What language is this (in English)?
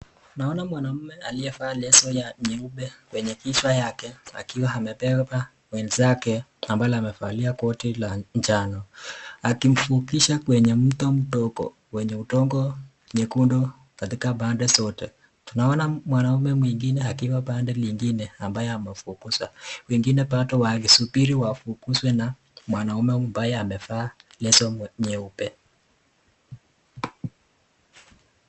Swahili